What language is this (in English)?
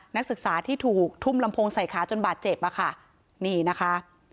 Thai